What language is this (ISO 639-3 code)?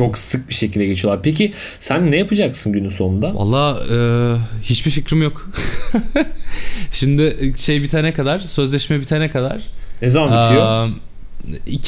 tur